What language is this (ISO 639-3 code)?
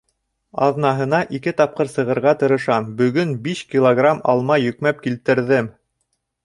bak